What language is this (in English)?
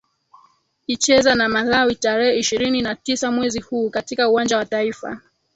Swahili